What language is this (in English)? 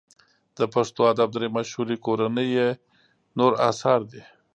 Pashto